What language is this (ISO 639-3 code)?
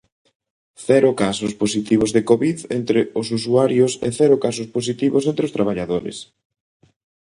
glg